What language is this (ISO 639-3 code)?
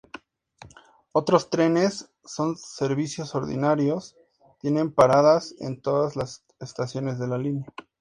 spa